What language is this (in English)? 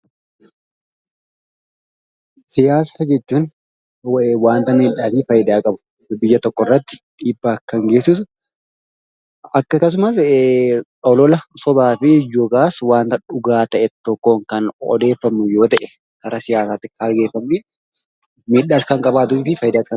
Oromo